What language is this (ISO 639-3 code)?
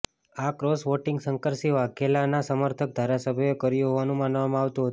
guj